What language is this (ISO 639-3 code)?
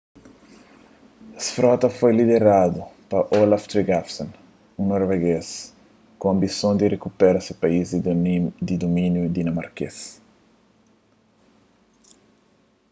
kea